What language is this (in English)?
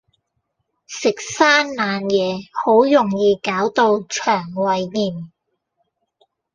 Cantonese